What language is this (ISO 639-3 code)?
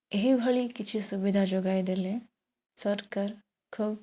ori